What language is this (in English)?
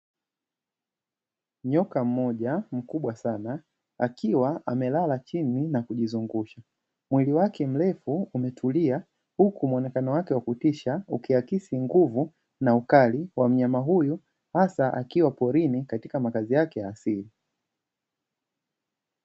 Swahili